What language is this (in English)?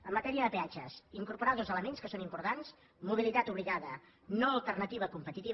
Catalan